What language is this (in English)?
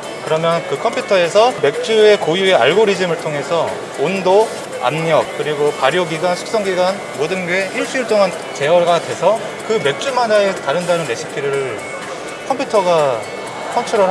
Korean